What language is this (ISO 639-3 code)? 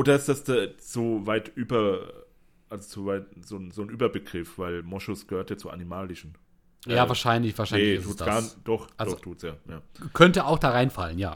deu